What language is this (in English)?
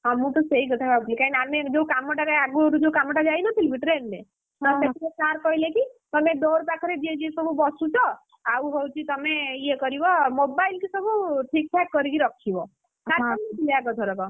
Odia